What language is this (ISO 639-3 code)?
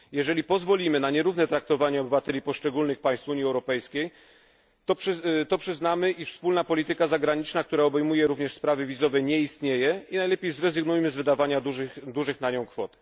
pol